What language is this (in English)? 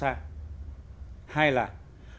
Vietnamese